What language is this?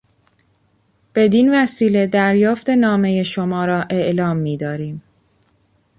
Persian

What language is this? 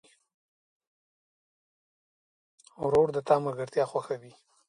Pashto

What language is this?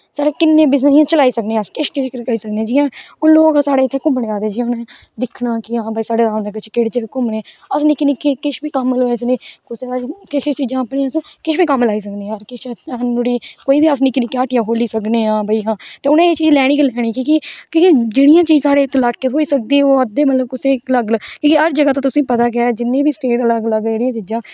Dogri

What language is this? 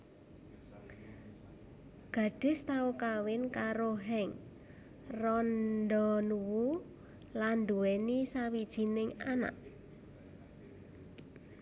Javanese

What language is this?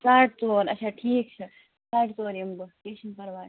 Kashmiri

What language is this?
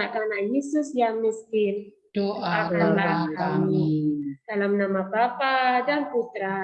Indonesian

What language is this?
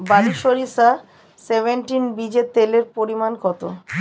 Bangla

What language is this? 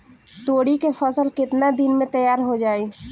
Bhojpuri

